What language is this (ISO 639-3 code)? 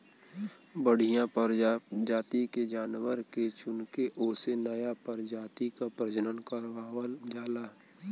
bho